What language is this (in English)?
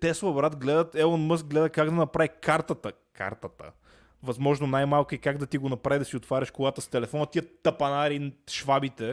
Bulgarian